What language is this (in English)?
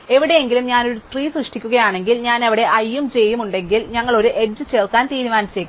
Malayalam